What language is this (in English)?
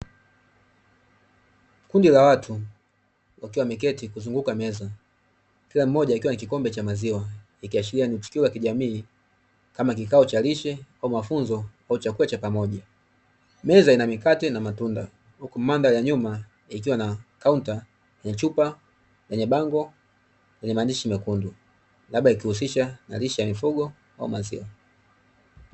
Swahili